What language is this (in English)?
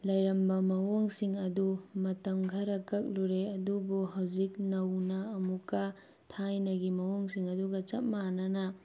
Manipuri